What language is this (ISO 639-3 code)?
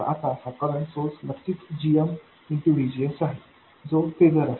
mar